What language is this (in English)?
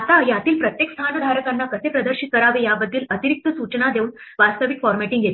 Marathi